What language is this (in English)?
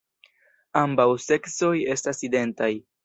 Esperanto